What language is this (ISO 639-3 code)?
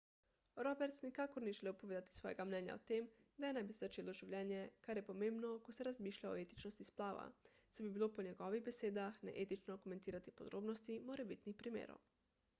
slv